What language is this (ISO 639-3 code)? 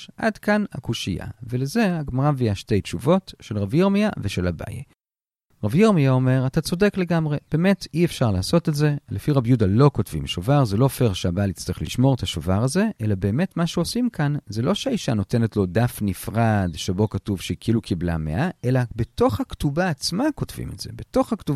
heb